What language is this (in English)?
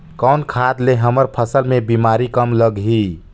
Chhattisgarhi